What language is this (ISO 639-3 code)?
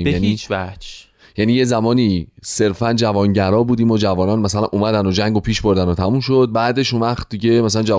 fas